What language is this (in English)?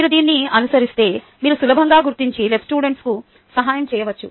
Telugu